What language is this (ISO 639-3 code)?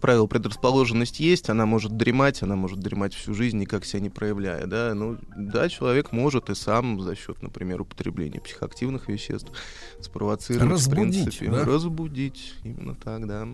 rus